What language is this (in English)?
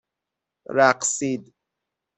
Persian